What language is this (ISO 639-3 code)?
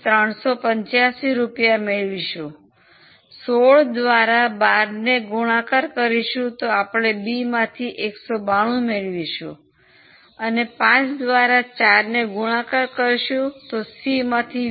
guj